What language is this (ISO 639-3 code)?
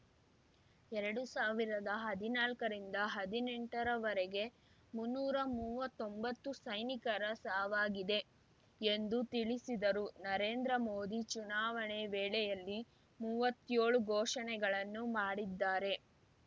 kan